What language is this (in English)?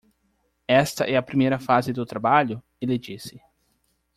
Portuguese